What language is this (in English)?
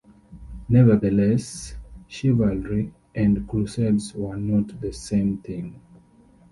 English